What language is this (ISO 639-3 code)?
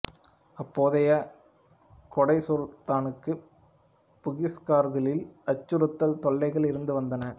tam